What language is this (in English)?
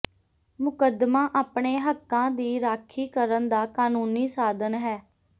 Punjabi